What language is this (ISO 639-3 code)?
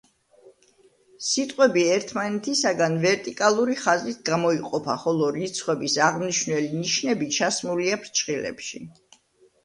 kat